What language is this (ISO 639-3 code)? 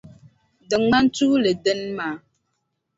dag